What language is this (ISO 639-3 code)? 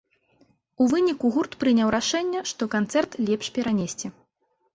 bel